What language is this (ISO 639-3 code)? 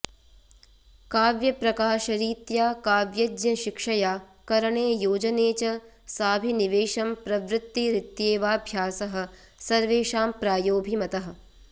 san